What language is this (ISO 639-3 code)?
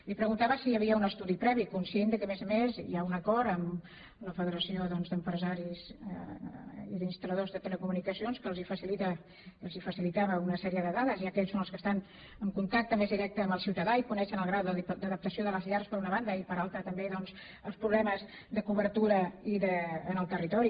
cat